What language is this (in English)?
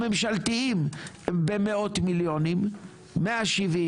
Hebrew